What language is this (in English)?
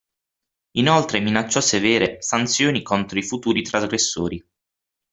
Italian